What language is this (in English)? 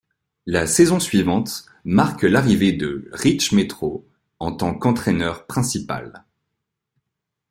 French